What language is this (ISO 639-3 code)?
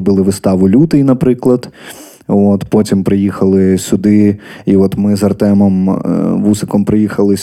ukr